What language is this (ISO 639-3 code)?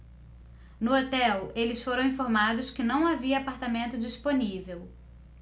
por